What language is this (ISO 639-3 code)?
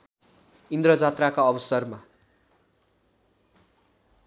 nep